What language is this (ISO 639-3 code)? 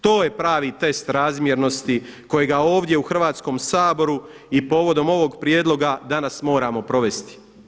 hrv